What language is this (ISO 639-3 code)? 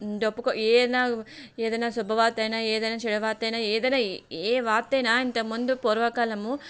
tel